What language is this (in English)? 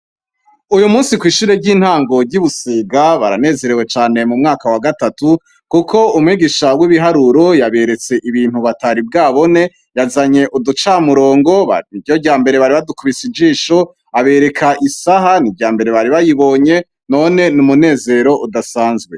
Rundi